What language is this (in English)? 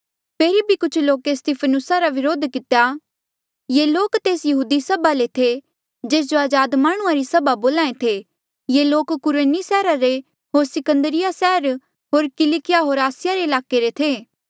Mandeali